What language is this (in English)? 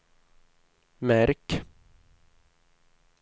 Swedish